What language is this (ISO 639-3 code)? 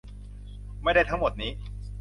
tha